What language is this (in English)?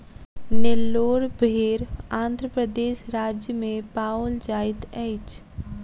Maithili